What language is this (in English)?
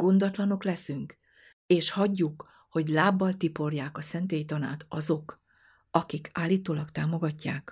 Hungarian